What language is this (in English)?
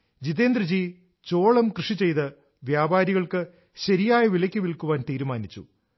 Malayalam